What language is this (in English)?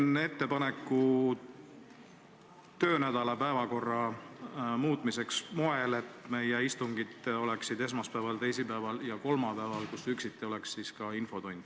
Estonian